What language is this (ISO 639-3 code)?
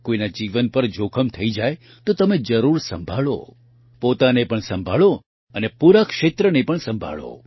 guj